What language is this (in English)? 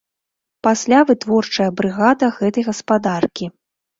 Belarusian